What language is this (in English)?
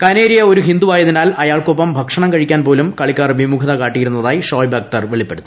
Malayalam